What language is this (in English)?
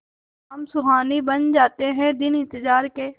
Hindi